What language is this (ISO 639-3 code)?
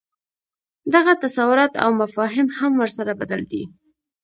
pus